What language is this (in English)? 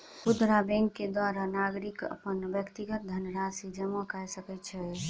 Maithili